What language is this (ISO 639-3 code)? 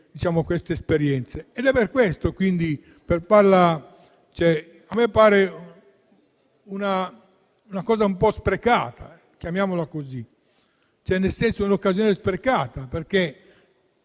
ita